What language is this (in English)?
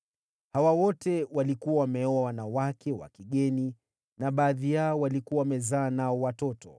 Swahili